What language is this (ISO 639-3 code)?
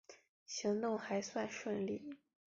zho